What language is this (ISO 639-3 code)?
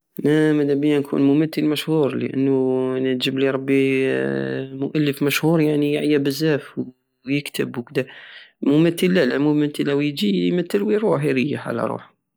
aao